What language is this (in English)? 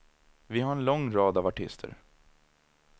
Swedish